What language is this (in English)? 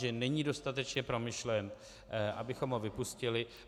Czech